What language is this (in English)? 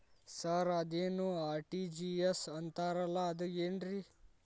Kannada